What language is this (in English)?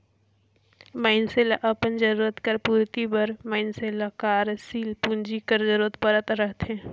Chhattisgarhi